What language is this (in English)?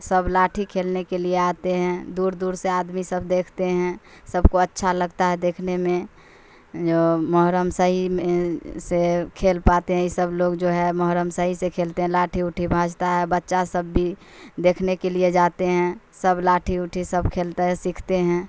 Urdu